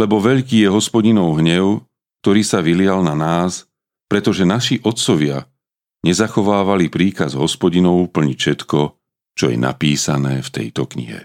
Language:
Slovak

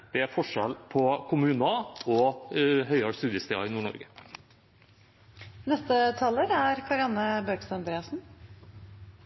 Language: Norwegian Bokmål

